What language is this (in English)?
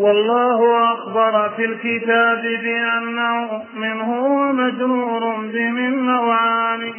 Arabic